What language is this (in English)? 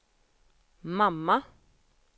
Swedish